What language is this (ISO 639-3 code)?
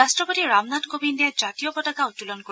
asm